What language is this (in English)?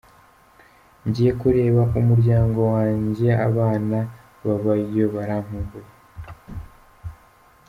Kinyarwanda